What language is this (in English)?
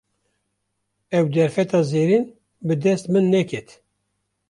Kurdish